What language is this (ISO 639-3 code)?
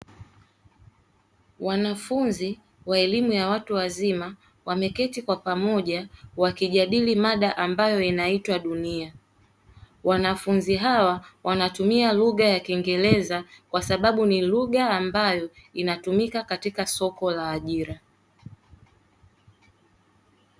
swa